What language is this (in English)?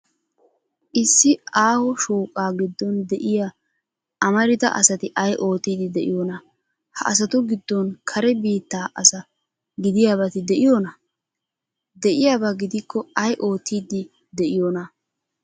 Wolaytta